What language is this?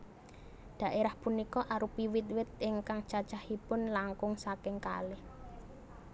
Javanese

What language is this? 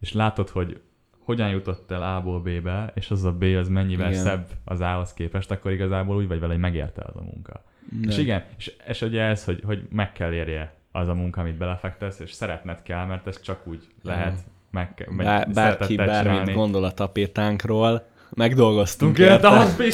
Hungarian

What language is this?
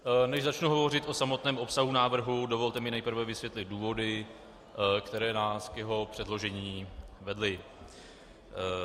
Czech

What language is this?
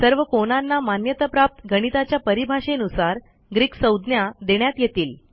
Marathi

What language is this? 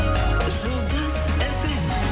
Kazakh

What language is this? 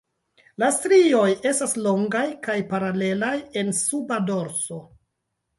Esperanto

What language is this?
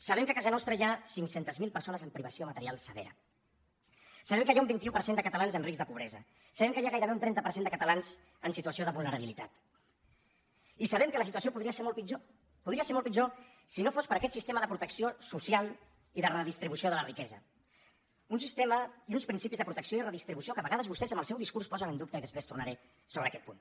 Catalan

